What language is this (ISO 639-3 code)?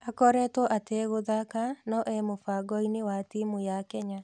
kik